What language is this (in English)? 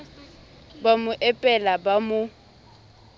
Southern Sotho